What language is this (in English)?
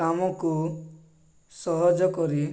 Odia